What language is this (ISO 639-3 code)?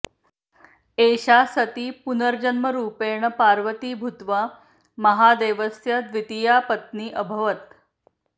san